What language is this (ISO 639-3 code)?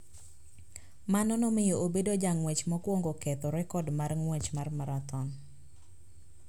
luo